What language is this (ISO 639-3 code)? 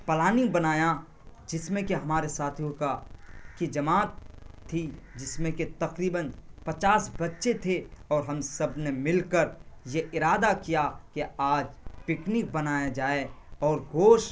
urd